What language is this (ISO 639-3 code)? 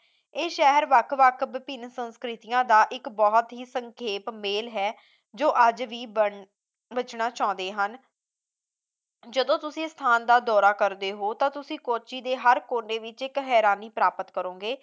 pan